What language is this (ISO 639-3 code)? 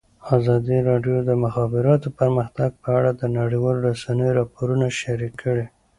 pus